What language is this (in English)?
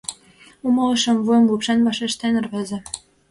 Mari